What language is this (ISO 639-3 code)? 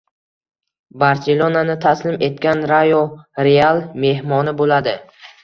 uzb